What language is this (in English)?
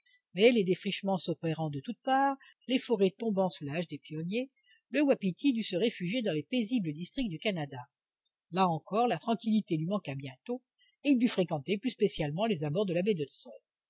French